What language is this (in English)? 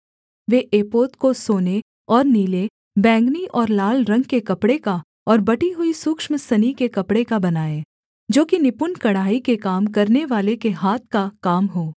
Hindi